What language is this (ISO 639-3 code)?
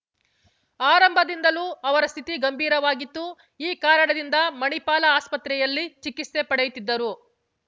kan